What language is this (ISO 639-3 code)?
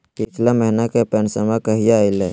mag